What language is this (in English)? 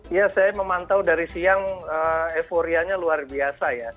Indonesian